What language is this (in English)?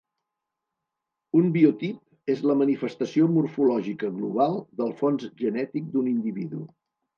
Catalan